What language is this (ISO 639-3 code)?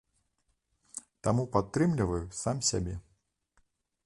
bel